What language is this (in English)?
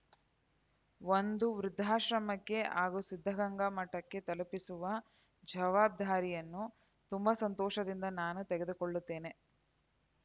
Kannada